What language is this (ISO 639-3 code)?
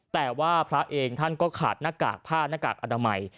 tha